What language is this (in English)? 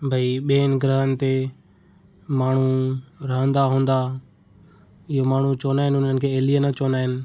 Sindhi